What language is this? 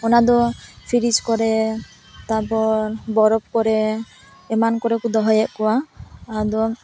Santali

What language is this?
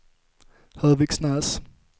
Swedish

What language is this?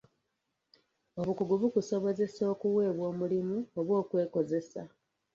Ganda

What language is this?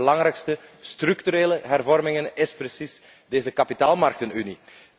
Dutch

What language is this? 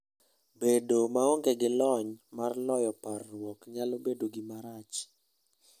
Luo (Kenya and Tanzania)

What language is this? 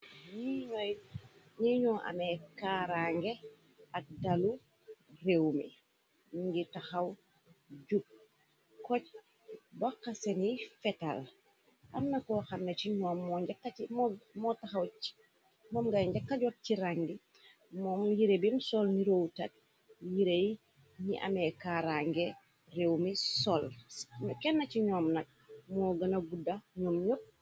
Wolof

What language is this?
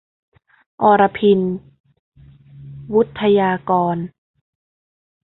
Thai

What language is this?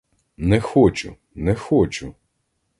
Ukrainian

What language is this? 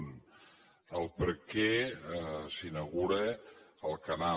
Catalan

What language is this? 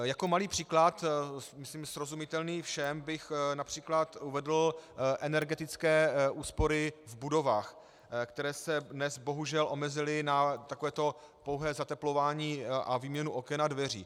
Czech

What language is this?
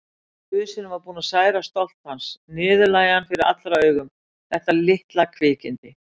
Icelandic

